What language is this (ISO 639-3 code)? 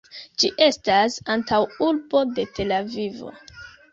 epo